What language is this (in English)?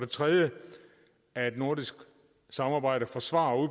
Danish